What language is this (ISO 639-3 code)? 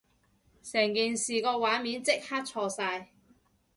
yue